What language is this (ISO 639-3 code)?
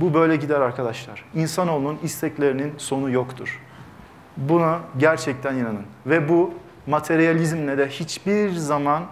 tur